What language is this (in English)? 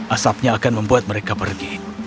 Indonesian